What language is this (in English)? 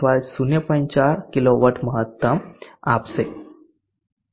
Gujarati